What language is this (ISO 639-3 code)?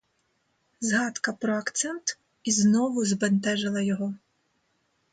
ukr